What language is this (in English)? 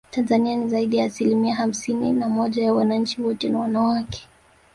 Swahili